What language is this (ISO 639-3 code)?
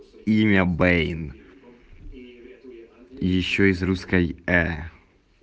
rus